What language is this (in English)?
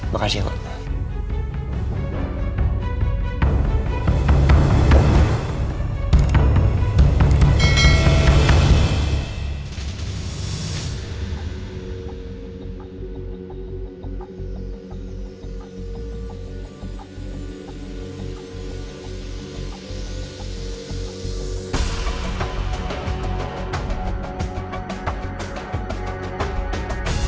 Indonesian